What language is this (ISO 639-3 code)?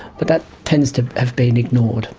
eng